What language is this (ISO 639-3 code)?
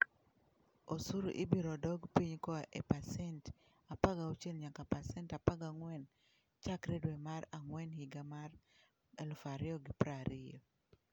luo